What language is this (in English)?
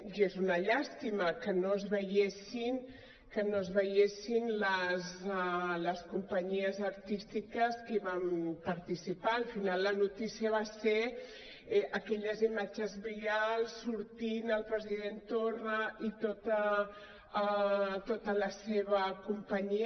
Catalan